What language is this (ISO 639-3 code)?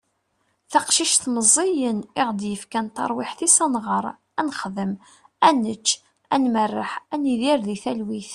kab